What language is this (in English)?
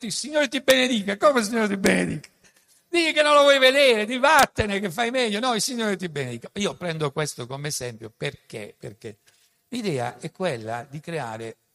Italian